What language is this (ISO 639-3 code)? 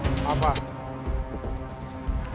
ind